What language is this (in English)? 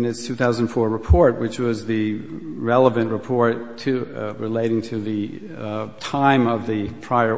English